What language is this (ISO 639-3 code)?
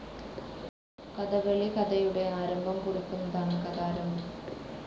mal